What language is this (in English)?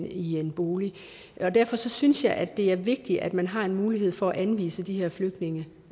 Danish